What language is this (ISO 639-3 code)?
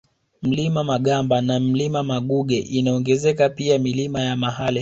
swa